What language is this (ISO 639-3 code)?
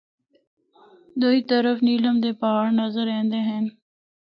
hno